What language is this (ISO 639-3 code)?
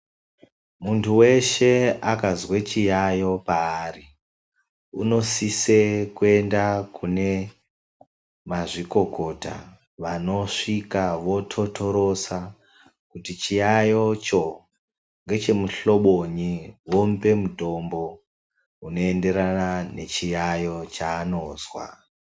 ndc